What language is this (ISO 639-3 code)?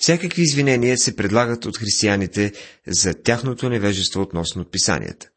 bul